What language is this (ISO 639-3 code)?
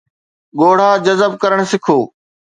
snd